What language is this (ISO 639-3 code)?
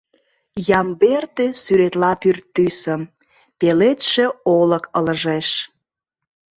chm